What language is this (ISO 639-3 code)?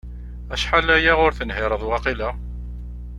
kab